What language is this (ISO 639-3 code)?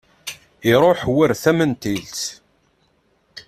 kab